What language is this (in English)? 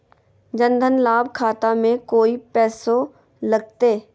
Magahi